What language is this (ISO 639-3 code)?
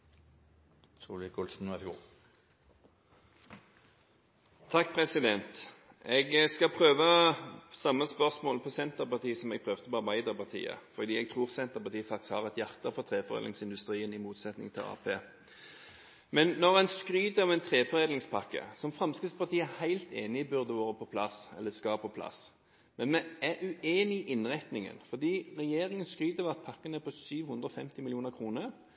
nob